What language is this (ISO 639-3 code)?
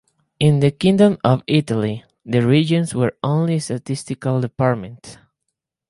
eng